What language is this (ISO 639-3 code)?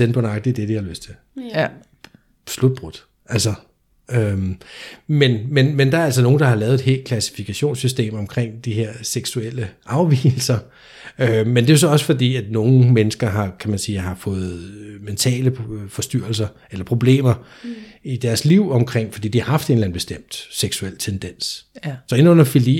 dan